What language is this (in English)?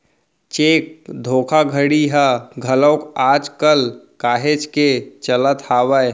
Chhattisgarhi